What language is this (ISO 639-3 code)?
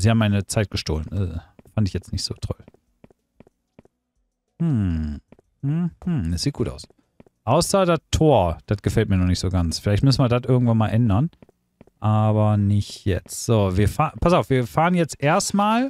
deu